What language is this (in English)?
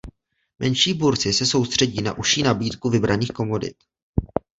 Czech